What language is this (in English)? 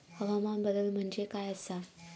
Marathi